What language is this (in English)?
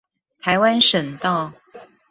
Chinese